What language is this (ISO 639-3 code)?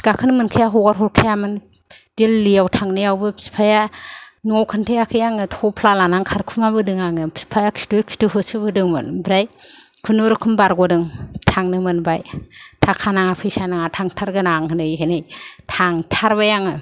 brx